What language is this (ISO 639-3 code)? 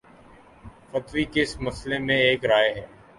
urd